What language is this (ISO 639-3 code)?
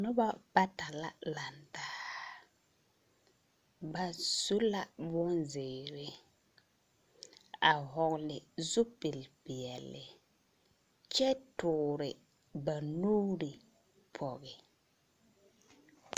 dga